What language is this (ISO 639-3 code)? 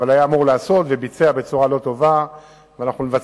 heb